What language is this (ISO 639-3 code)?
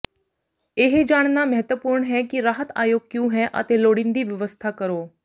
pan